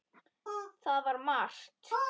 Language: Icelandic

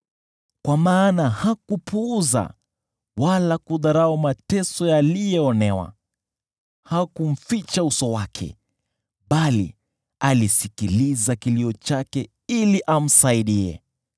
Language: Swahili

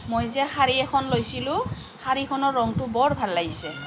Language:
Assamese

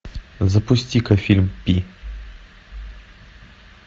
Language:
Russian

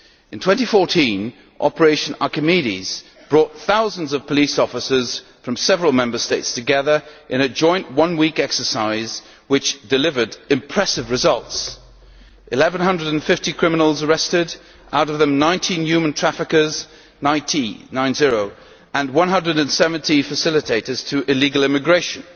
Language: English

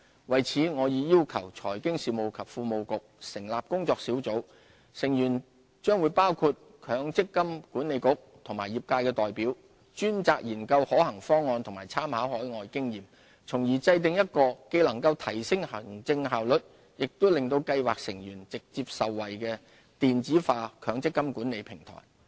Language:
Cantonese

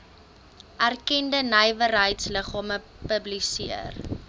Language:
Afrikaans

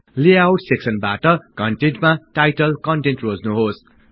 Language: Nepali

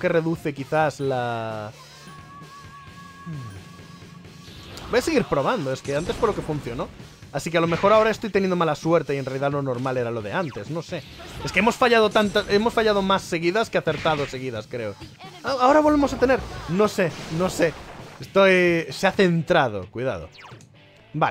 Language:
Spanish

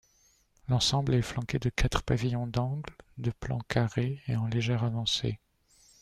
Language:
French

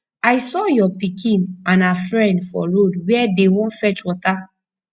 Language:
Nigerian Pidgin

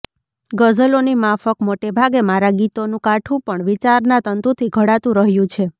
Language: Gujarati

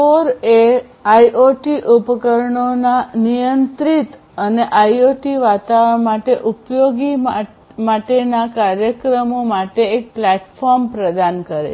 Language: Gujarati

